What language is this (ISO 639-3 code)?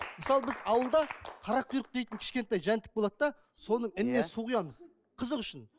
kaz